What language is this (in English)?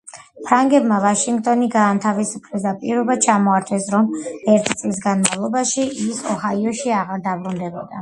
Georgian